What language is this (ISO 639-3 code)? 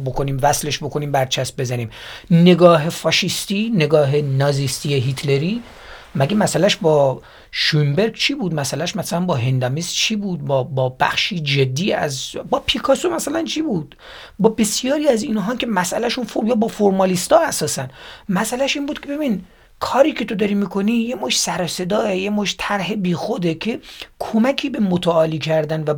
fas